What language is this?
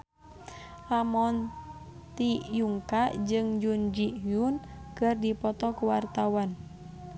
Sundanese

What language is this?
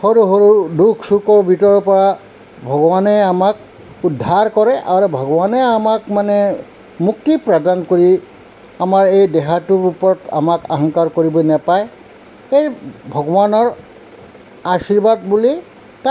Assamese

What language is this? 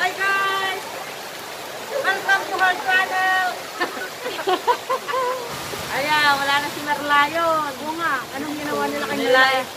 Filipino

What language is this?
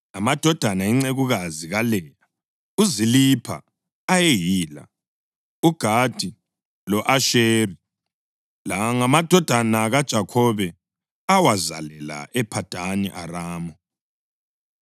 North Ndebele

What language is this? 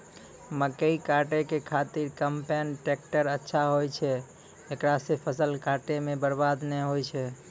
Maithili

